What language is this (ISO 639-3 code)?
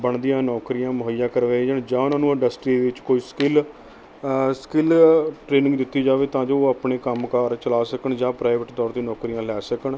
pan